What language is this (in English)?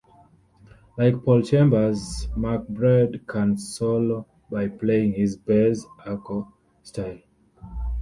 English